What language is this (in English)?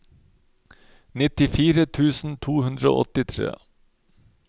Norwegian